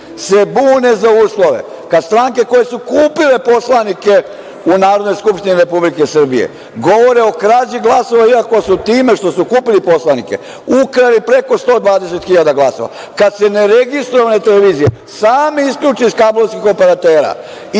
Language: Serbian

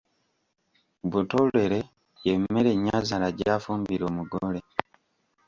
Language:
Ganda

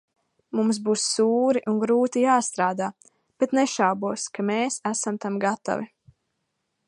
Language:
Latvian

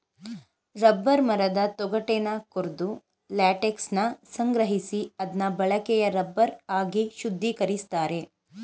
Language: Kannada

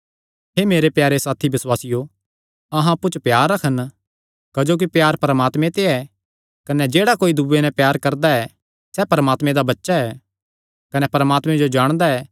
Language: Kangri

